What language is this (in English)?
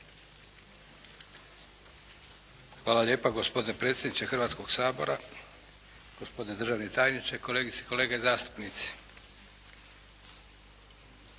Croatian